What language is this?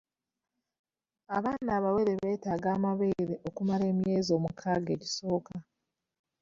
Ganda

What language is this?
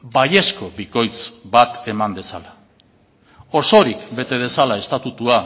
Basque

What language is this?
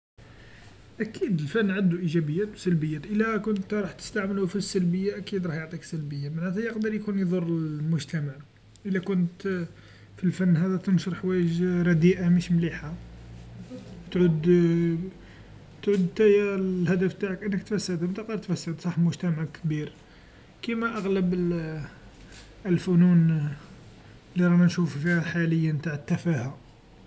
Algerian Arabic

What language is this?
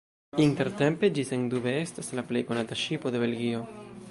Esperanto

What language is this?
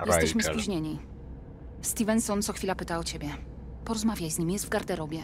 Polish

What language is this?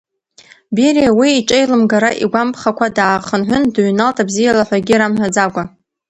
Abkhazian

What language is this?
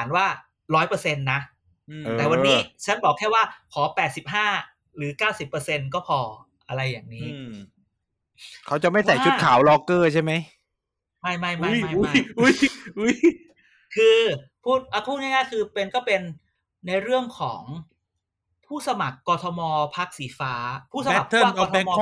Thai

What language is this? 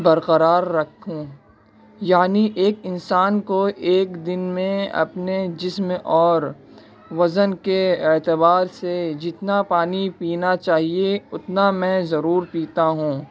Urdu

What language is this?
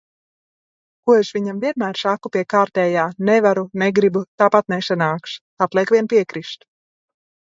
Latvian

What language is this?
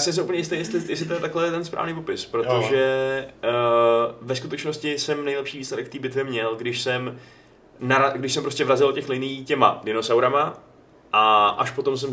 Czech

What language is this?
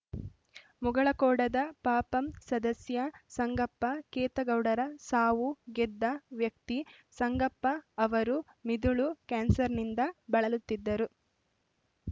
Kannada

